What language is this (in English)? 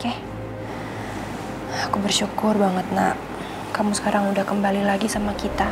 Indonesian